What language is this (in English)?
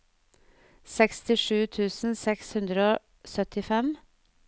Norwegian